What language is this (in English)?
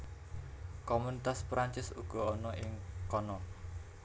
Javanese